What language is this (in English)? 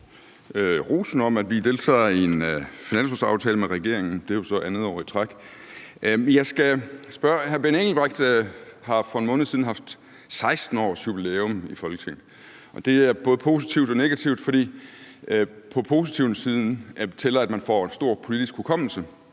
Danish